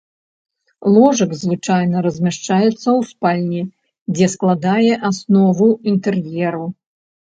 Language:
Belarusian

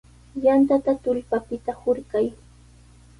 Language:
Sihuas Ancash Quechua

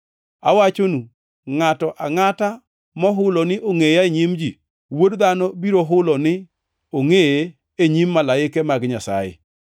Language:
Luo (Kenya and Tanzania)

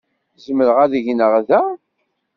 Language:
Kabyle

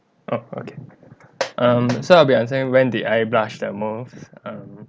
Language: English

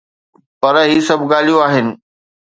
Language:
Sindhi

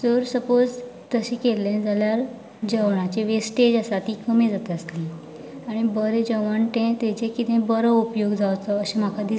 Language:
Konkani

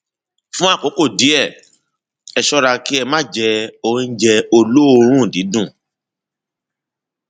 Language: Yoruba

